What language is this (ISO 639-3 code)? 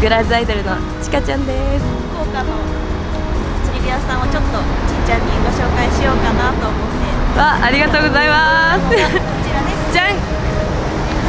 jpn